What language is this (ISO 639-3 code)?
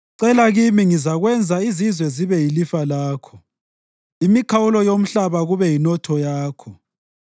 nde